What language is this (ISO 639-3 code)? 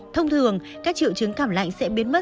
vie